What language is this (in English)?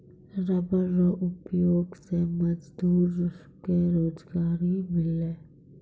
Maithili